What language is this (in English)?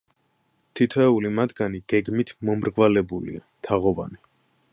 Georgian